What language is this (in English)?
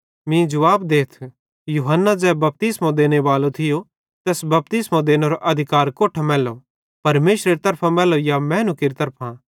Bhadrawahi